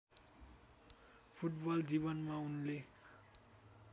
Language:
Nepali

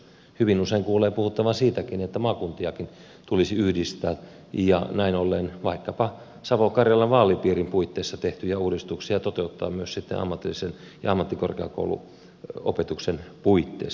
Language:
Finnish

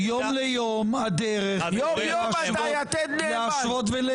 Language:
Hebrew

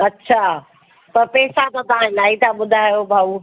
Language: Sindhi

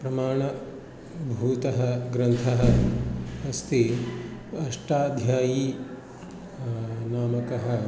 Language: Sanskrit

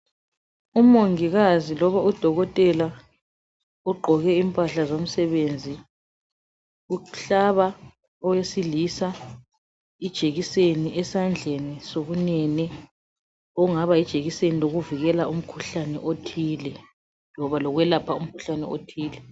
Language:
North Ndebele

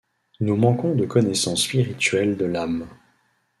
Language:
French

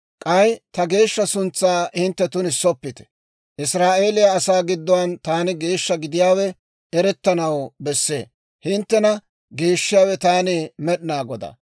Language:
Dawro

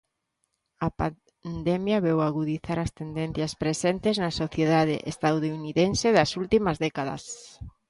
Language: Galician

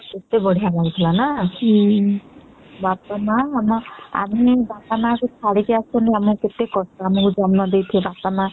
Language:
Odia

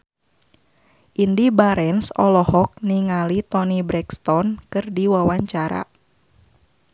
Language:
Sundanese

